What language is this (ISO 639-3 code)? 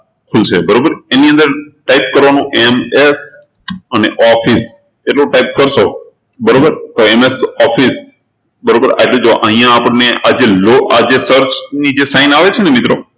guj